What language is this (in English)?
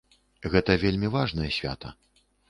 Belarusian